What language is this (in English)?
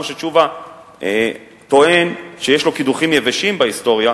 Hebrew